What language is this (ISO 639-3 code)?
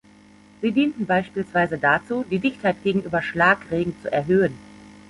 deu